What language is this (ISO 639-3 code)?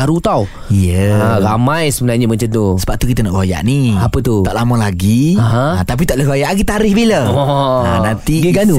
msa